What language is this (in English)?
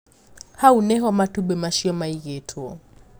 Kikuyu